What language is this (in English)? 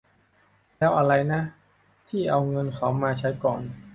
Thai